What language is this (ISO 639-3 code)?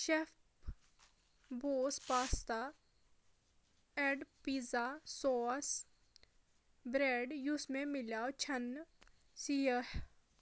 kas